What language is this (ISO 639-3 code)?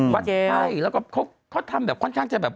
tha